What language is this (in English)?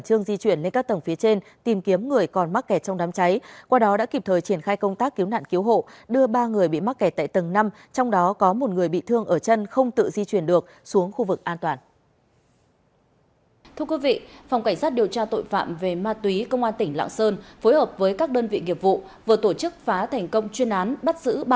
Vietnamese